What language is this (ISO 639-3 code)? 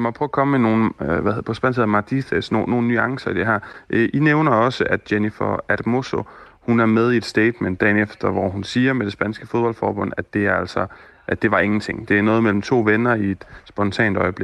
dan